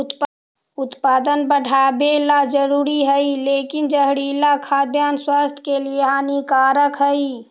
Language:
Magahi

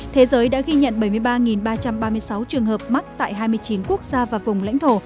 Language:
Vietnamese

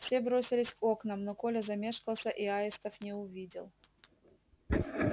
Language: Russian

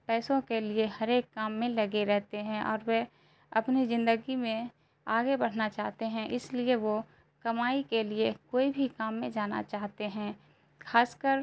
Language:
Urdu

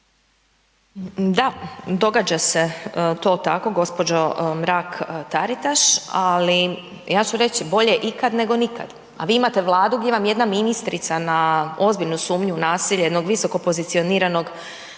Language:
Croatian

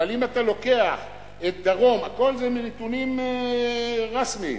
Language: Hebrew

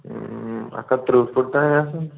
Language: Kashmiri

